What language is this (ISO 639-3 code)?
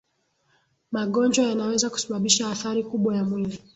swa